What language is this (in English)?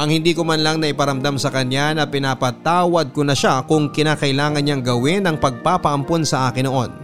Filipino